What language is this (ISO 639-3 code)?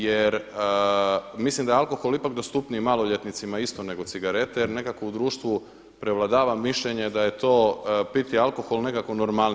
hrv